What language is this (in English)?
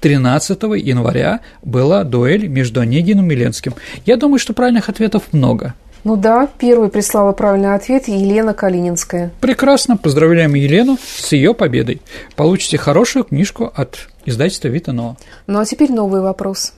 Russian